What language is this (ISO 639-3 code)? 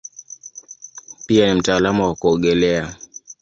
swa